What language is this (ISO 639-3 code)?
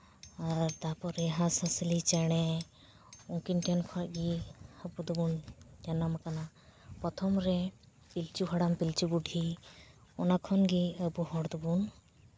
sat